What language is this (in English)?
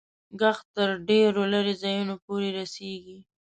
Pashto